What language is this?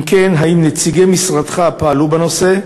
Hebrew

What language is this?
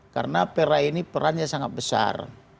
Indonesian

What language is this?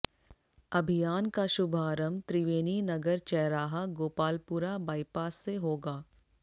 Hindi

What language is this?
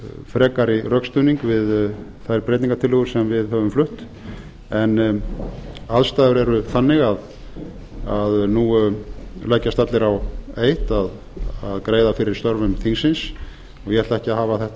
Icelandic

